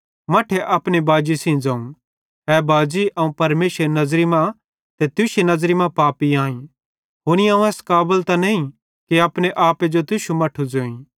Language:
Bhadrawahi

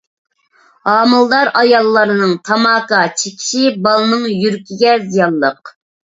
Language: Uyghur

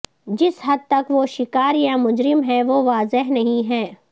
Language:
Urdu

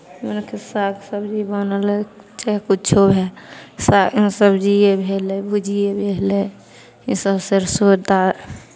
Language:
Maithili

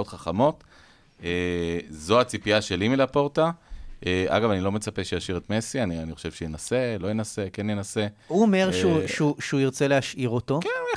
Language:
Hebrew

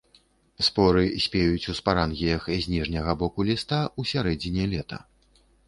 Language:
Belarusian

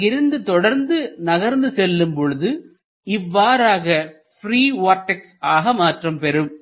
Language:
Tamil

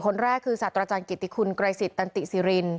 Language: Thai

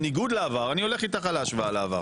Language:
Hebrew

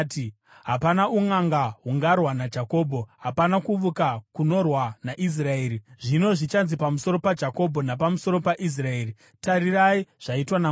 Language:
Shona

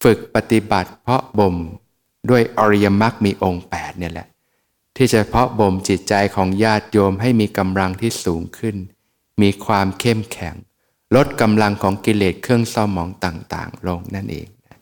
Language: Thai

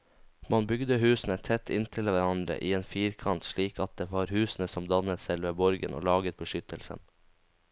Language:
Norwegian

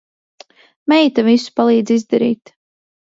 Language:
Latvian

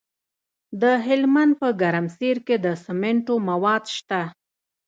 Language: Pashto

